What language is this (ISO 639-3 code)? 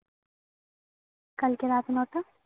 ben